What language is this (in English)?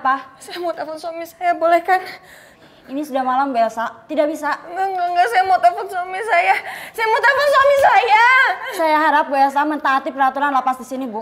Indonesian